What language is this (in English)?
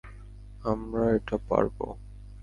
Bangla